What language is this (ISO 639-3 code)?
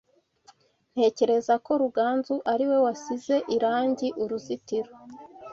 kin